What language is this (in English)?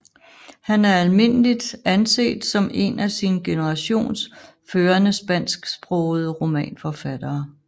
Danish